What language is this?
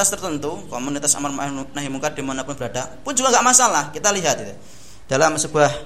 Indonesian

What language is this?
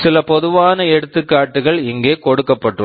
Tamil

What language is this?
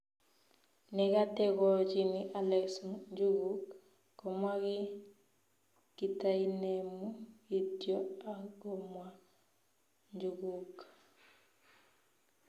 Kalenjin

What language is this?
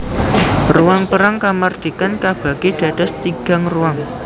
Javanese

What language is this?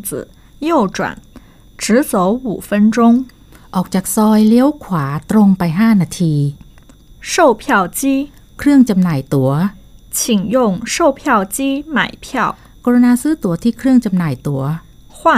Thai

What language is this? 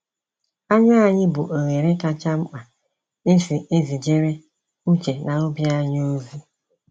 Igbo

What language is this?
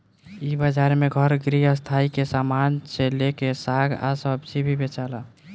Bhojpuri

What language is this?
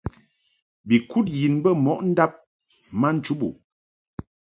Mungaka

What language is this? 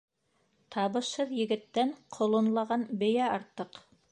Bashkir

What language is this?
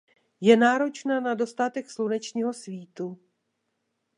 Czech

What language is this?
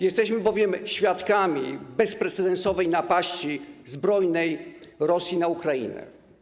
Polish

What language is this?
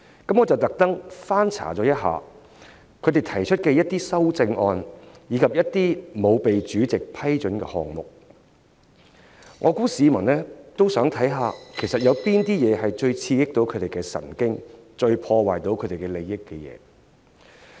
Cantonese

